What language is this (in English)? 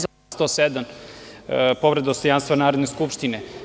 Serbian